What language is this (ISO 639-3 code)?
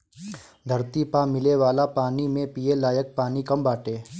bho